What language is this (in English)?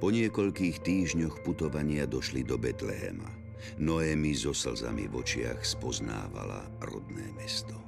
Slovak